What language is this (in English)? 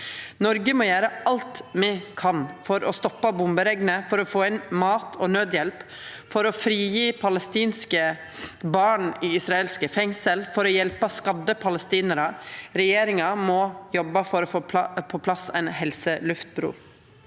Norwegian